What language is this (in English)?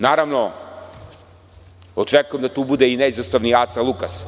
Serbian